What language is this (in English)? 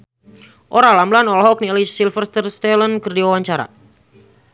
Sundanese